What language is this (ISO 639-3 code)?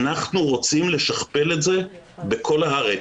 heb